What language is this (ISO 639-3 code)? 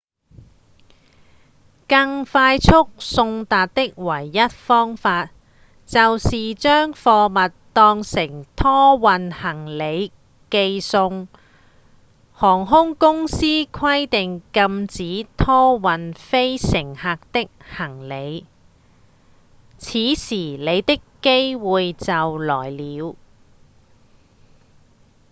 yue